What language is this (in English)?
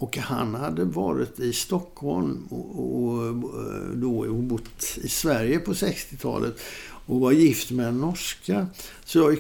Swedish